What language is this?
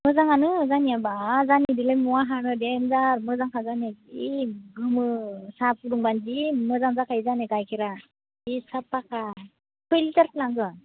Bodo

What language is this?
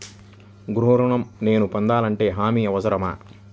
Telugu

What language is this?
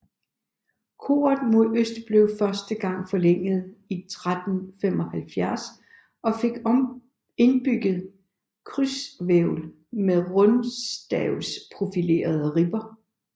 Danish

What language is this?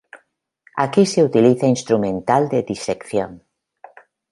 Spanish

